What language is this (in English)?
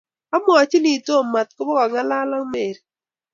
Kalenjin